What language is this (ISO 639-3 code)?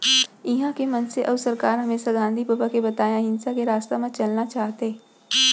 hne